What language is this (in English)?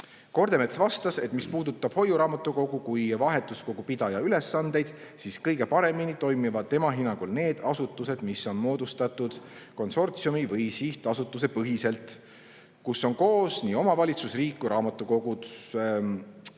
Estonian